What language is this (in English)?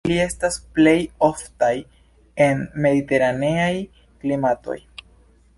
Esperanto